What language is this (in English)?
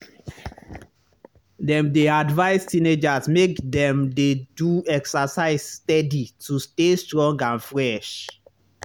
Nigerian Pidgin